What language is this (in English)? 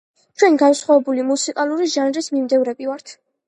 Georgian